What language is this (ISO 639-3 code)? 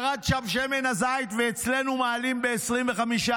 heb